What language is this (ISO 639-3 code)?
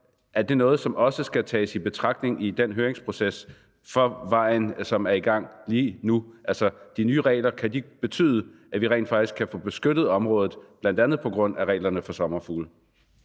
dan